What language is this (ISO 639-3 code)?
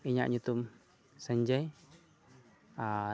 sat